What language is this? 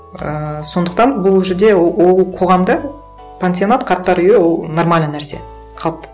Kazakh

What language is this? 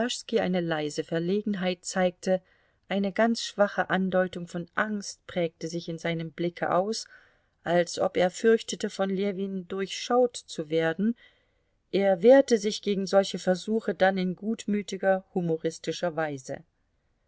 German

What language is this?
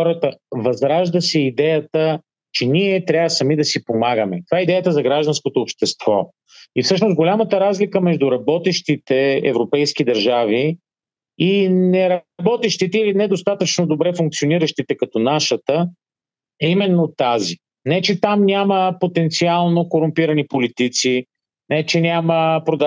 Bulgarian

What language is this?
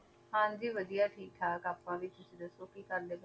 Punjabi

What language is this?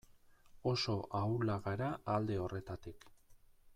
Basque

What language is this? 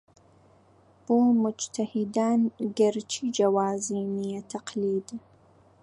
Central Kurdish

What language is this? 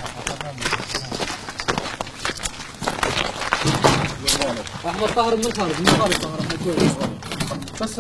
Arabic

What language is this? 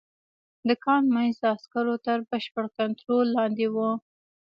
Pashto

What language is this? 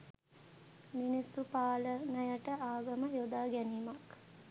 Sinhala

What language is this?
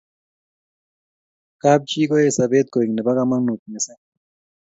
Kalenjin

